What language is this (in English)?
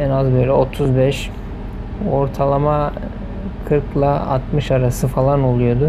Turkish